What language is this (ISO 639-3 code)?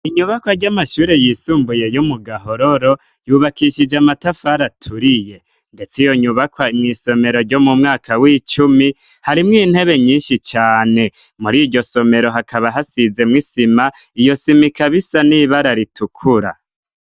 run